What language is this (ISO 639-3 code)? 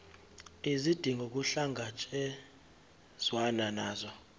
zul